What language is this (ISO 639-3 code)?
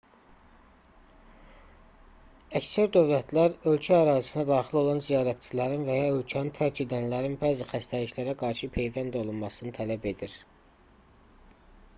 aze